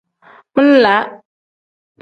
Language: Tem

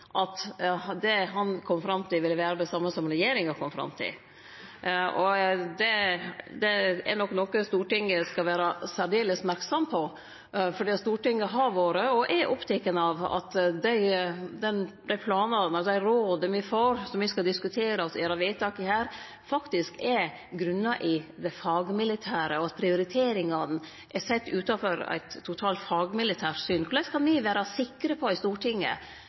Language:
Norwegian Nynorsk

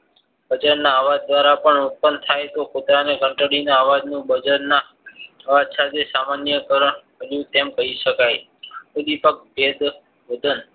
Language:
Gujarati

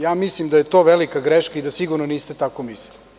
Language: Serbian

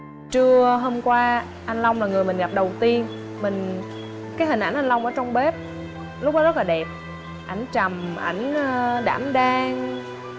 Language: Vietnamese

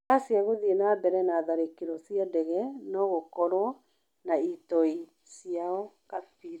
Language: Kikuyu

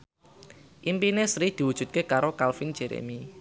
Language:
Javanese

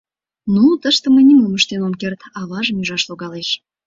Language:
Mari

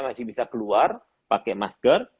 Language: Indonesian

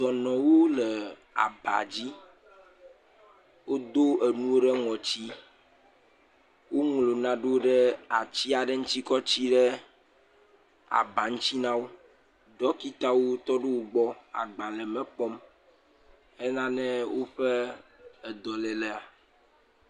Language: Ewe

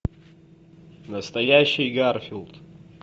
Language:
Russian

